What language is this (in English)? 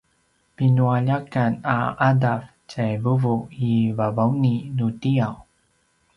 Paiwan